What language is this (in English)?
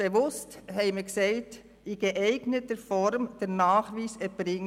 Swiss German